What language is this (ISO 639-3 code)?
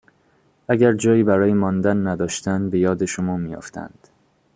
fas